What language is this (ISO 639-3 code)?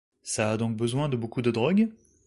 fra